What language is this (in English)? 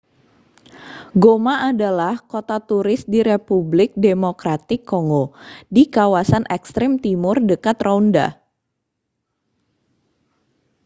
Indonesian